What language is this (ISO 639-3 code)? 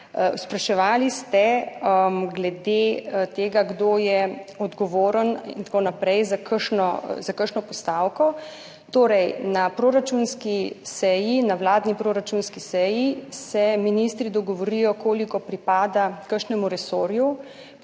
slv